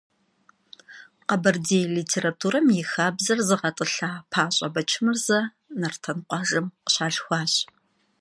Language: Kabardian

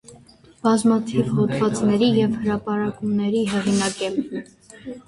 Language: Armenian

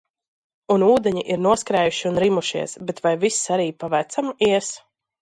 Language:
Latvian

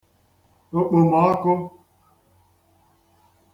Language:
Igbo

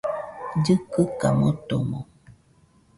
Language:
Nüpode Huitoto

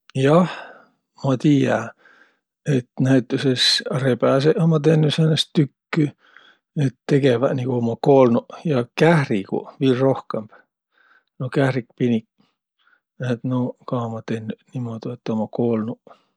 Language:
Võro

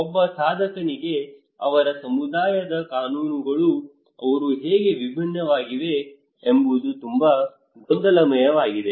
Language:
Kannada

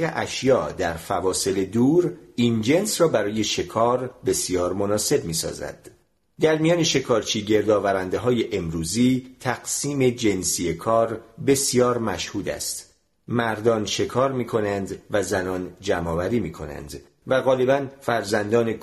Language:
Persian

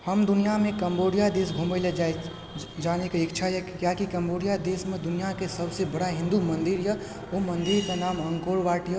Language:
Maithili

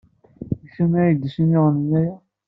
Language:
Kabyle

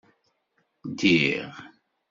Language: Kabyle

